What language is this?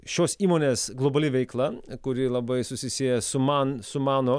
Lithuanian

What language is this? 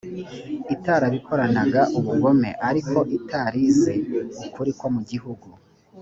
Kinyarwanda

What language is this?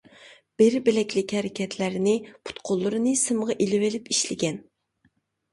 Uyghur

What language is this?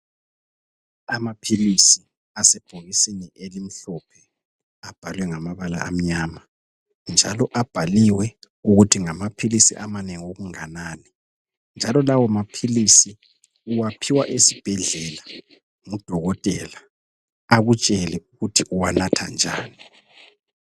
North Ndebele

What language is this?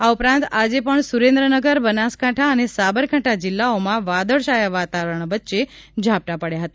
Gujarati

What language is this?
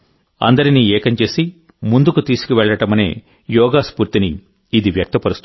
Telugu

